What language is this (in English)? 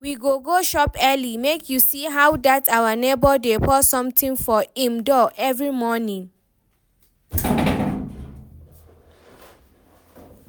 Nigerian Pidgin